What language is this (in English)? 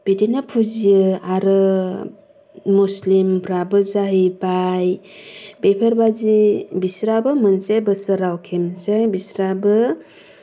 Bodo